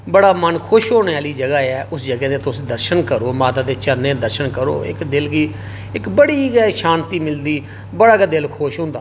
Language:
Dogri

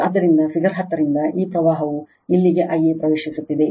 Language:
Kannada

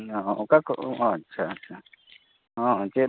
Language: Santali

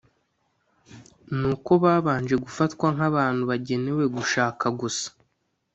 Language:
Kinyarwanda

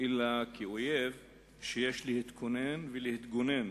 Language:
Hebrew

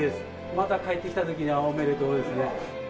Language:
Japanese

